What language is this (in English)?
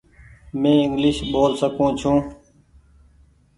Goaria